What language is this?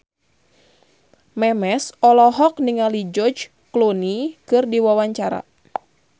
Sundanese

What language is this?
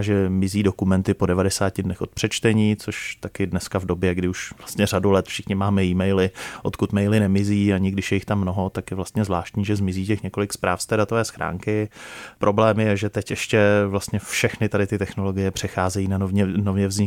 Czech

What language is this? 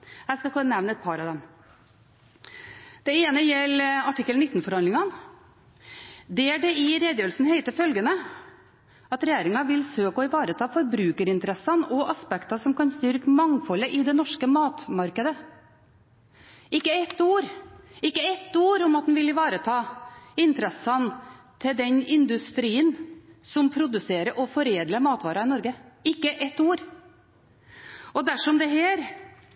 Norwegian Bokmål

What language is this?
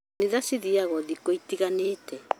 Kikuyu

